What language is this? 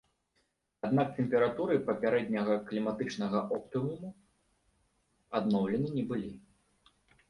Belarusian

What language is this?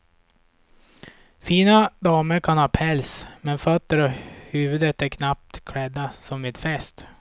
Swedish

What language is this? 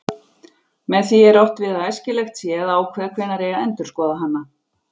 Icelandic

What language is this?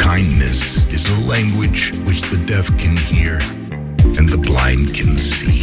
Greek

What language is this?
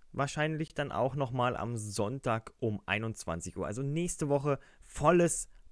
German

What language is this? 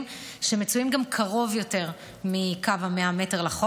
Hebrew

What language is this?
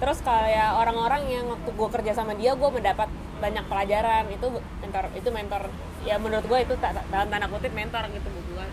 Indonesian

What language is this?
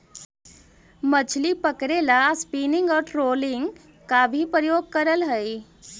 Magahi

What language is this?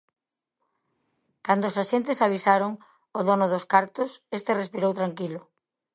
Galician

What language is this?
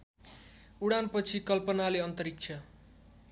Nepali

